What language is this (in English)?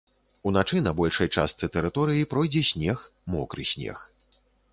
Belarusian